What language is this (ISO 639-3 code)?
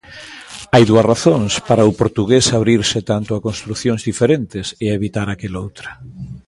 glg